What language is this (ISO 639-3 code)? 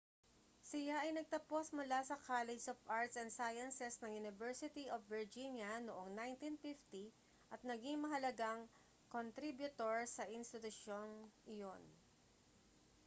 fil